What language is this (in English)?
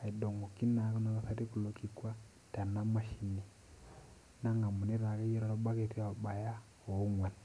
Masai